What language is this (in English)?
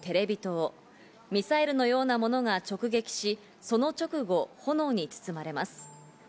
Japanese